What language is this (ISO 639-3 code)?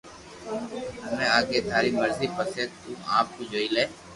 lrk